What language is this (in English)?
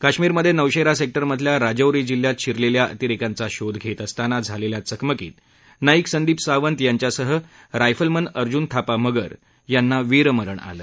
Marathi